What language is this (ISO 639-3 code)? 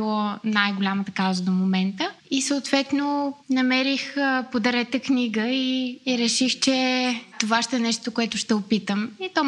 bul